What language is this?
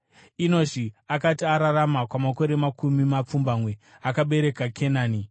Shona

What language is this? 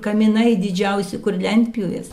Lithuanian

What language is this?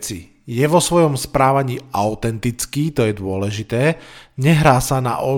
Slovak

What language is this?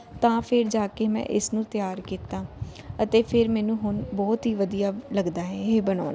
Punjabi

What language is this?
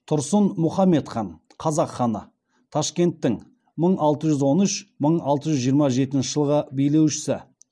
Kazakh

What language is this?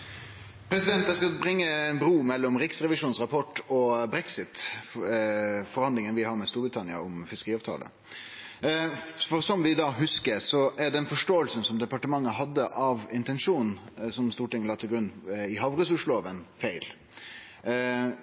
Norwegian Nynorsk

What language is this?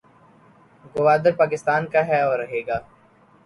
Urdu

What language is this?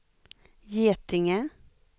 Swedish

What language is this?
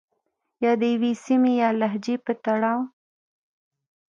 Pashto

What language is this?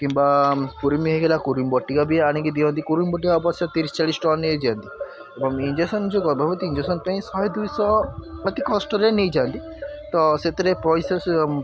Odia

